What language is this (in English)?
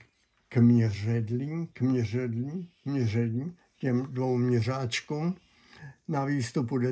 Czech